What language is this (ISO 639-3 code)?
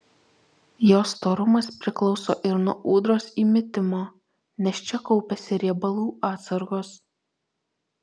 lit